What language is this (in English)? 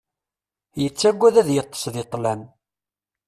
Kabyle